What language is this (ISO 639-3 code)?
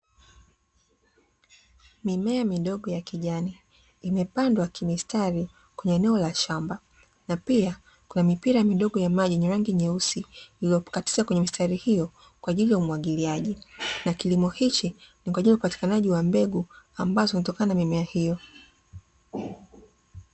swa